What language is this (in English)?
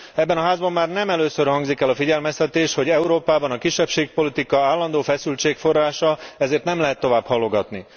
Hungarian